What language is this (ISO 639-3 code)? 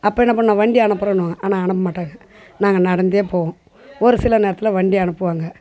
tam